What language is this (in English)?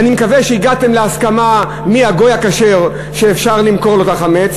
Hebrew